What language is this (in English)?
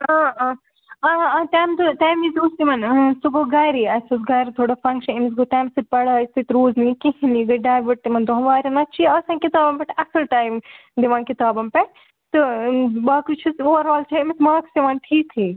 Kashmiri